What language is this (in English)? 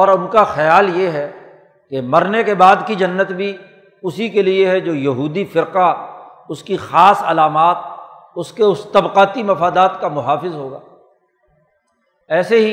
Urdu